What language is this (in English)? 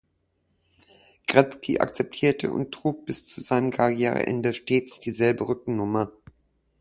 German